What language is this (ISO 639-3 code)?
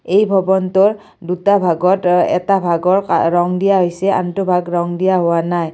asm